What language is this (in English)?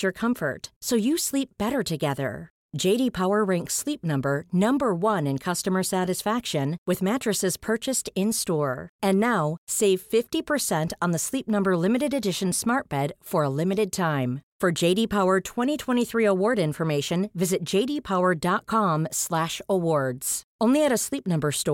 Swedish